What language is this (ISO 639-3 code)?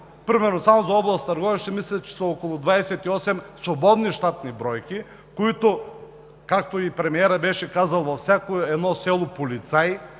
bul